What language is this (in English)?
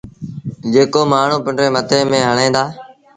Sindhi Bhil